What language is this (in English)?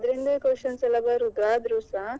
Kannada